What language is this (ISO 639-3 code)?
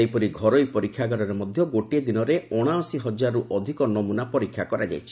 ori